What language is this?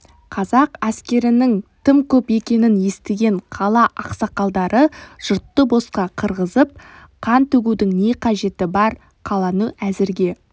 Kazakh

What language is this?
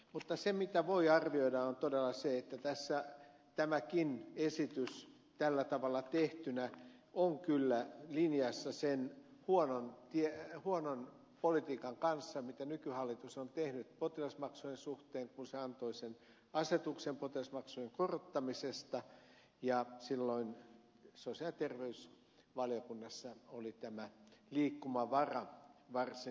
Finnish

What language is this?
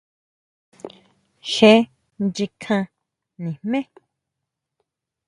Huautla Mazatec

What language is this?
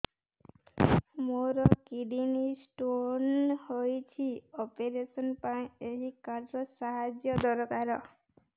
Odia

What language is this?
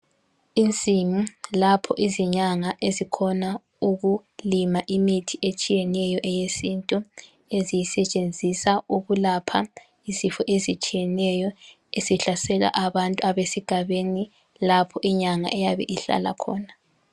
North Ndebele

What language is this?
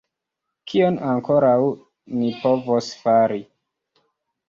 Esperanto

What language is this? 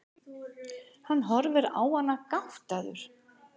Icelandic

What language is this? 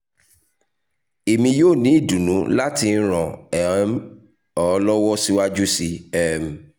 Yoruba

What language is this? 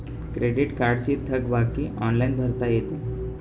Marathi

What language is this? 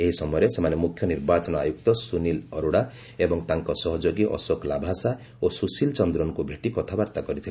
Odia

